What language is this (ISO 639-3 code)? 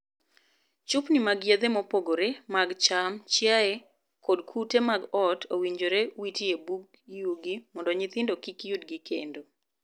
luo